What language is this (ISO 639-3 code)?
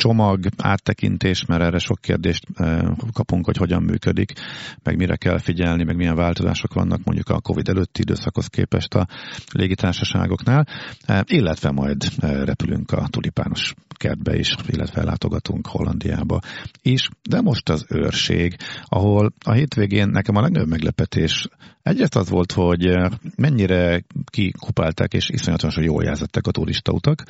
hun